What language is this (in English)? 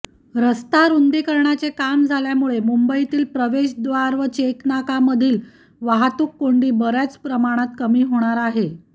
Marathi